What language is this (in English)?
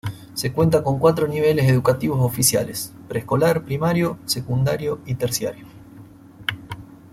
Spanish